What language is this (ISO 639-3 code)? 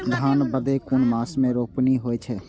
mai